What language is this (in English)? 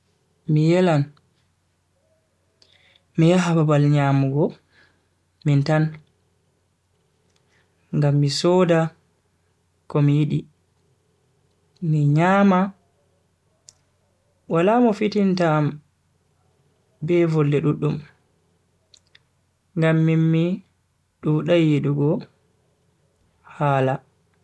Bagirmi Fulfulde